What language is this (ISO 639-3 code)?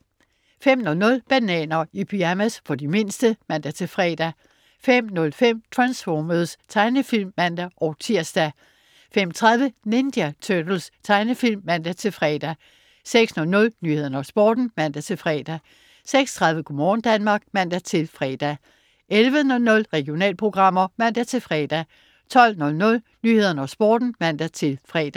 dan